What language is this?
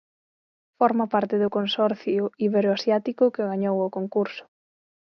Galician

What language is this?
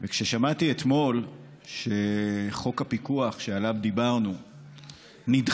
Hebrew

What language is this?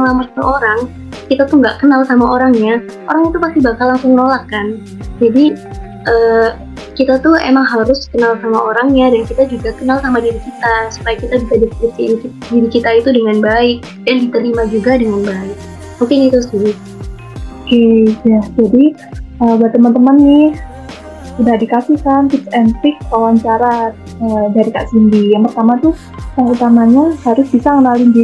Indonesian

